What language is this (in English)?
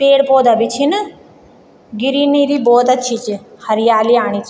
Garhwali